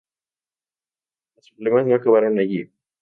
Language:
Spanish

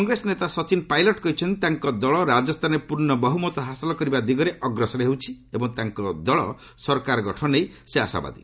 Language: Odia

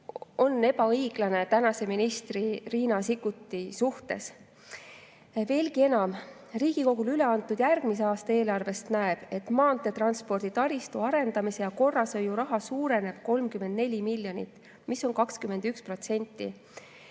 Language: Estonian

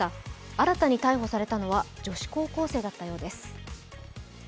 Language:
Japanese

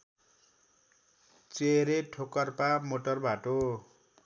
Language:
Nepali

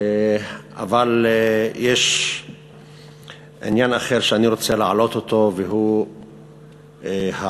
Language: Hebrew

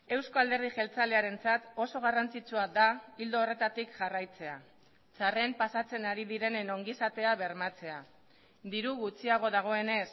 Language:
Basque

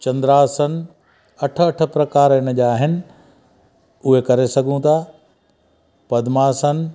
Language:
Sindhi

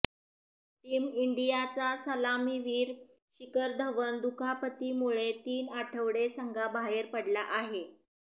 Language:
Marathi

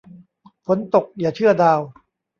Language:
Thai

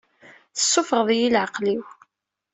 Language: Kabyle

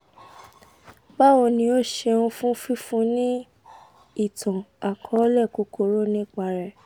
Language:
Yoruba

